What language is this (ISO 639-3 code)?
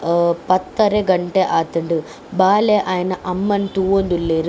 tcy